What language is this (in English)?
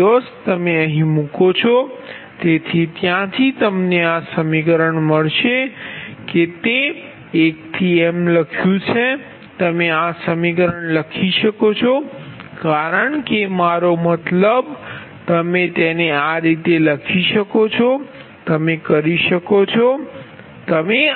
Gujarati